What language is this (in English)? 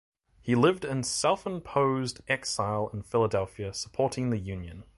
English